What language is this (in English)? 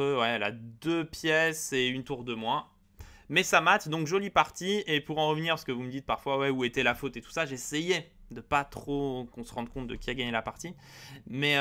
French